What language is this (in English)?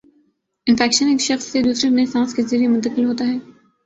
Urdu